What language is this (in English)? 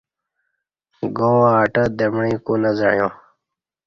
Kati